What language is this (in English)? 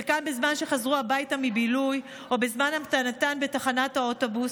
Hebrew